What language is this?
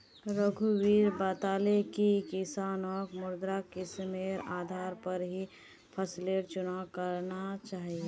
Magahi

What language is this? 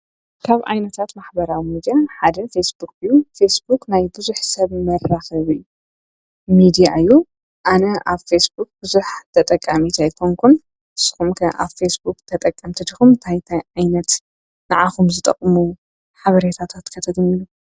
Tigrinya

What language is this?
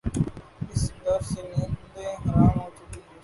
Urdu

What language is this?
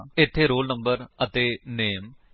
Punjabi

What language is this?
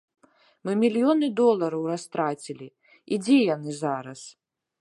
Belarusian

